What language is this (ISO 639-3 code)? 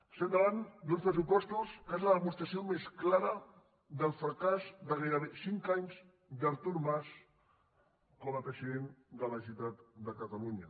cat